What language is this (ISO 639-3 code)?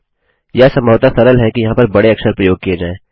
hin